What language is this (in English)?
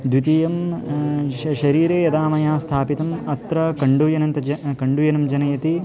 Sanskrit